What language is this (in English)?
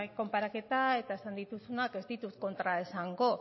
Basque